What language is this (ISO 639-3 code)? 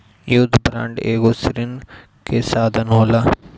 bho